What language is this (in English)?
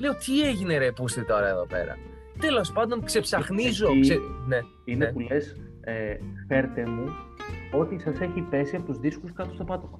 Greek